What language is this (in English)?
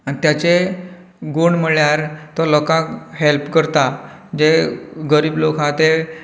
Konkani